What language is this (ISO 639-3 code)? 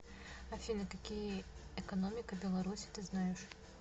rus